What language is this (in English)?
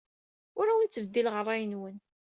Kabyle